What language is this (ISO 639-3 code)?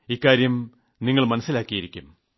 mal